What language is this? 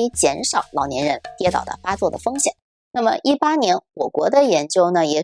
Chinese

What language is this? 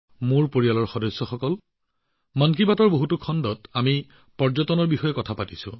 Assamese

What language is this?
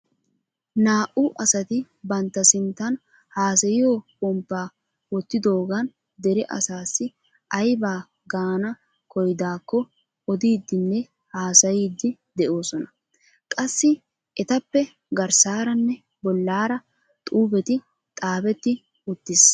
Wolaytta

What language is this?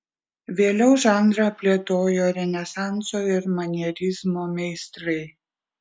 Lithuanian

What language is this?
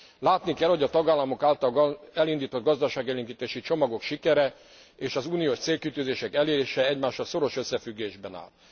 Hungarian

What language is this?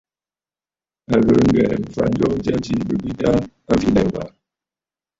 Bafut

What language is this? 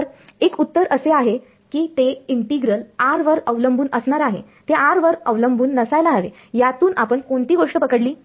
Marathi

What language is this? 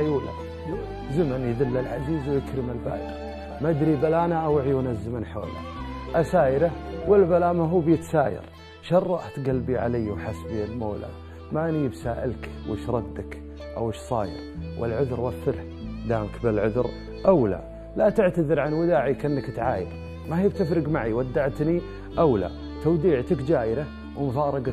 Arabic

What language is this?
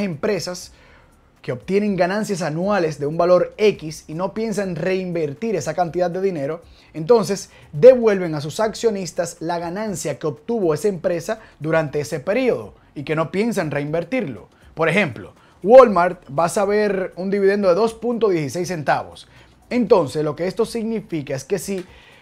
Spanish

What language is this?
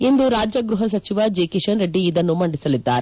Kannada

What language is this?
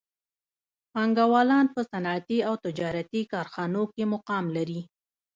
Pashto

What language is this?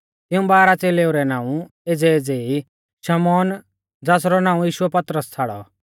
Mahasu Pahari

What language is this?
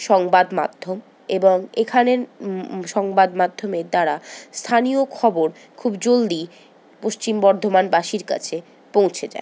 Bangla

